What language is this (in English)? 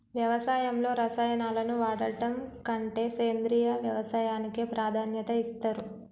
Telugu